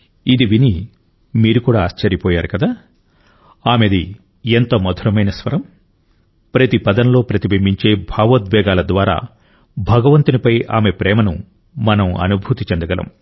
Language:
Telugu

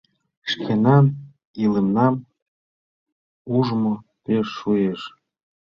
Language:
Mari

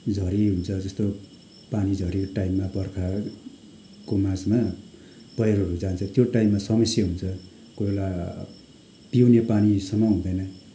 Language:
Nepali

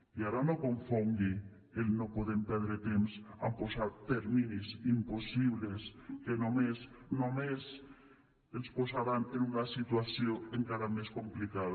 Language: Catalan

